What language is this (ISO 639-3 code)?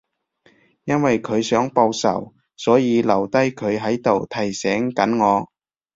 yue